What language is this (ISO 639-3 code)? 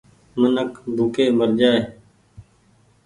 gig